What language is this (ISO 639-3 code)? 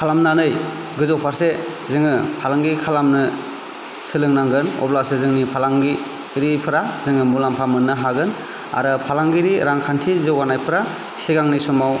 brx